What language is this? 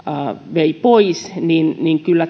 Finnish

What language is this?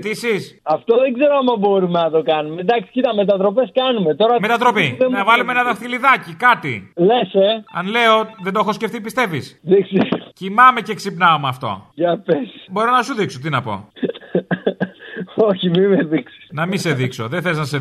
Greek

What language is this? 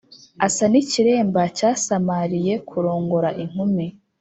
Kinyarwanda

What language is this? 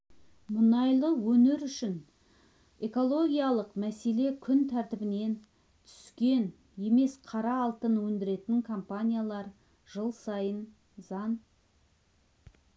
Kazakh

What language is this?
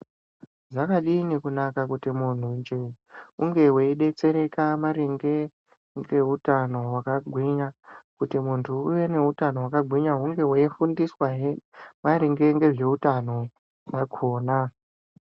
Ndau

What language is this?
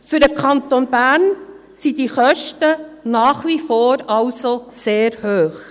Swiss German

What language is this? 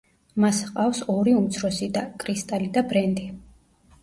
Georgian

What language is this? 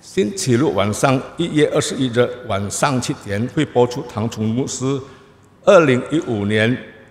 Indonesian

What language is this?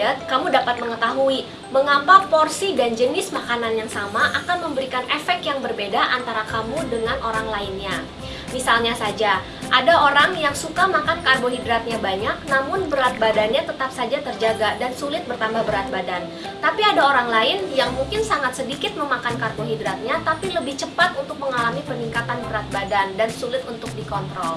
Indonesian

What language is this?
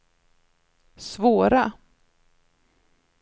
Swedish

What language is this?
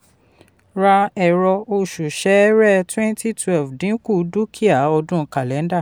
Yoruba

